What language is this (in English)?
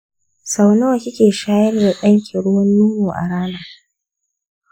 Hausa